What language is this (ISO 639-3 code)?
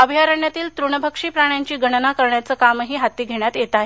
mar